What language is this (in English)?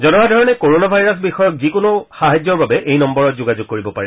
Assamese